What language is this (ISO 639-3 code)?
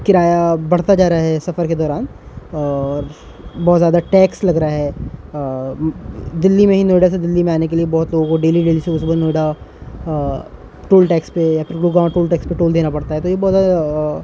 urd